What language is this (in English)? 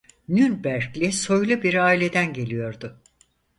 Turkish